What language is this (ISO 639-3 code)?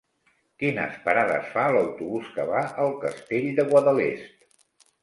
cat